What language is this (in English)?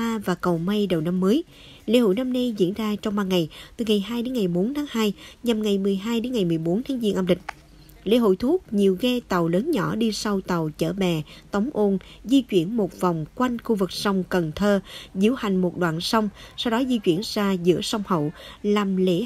Vietnamese